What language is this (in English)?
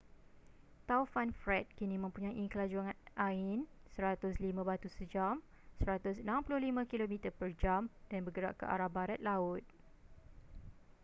Malay